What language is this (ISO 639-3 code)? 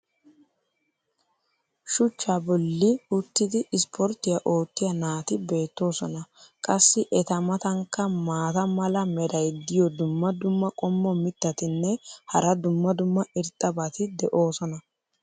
wal